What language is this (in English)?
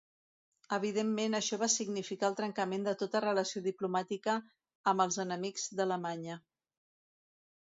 Catalan